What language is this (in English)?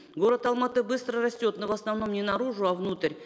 Kazakh